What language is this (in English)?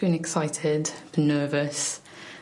Welsh